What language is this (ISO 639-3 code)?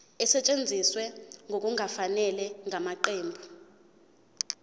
zul